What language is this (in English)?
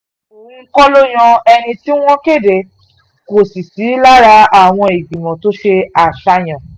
Yoruba